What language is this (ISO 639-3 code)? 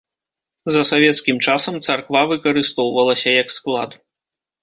bel